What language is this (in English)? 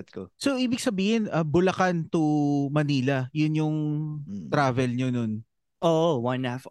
Filipino